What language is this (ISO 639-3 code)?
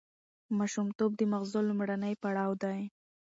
pus